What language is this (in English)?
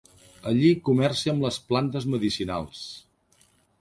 Catalan